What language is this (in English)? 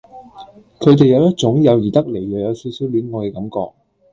Cantonese